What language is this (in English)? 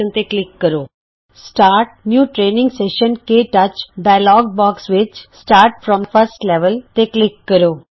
Punjabi